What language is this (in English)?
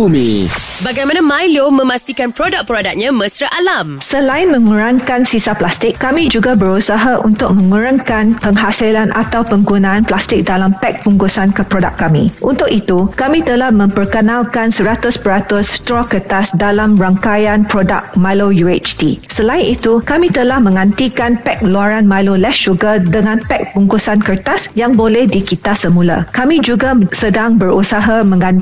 Malay